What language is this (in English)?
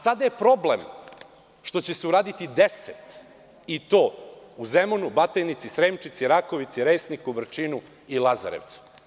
Serbian